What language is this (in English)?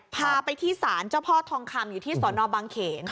Thai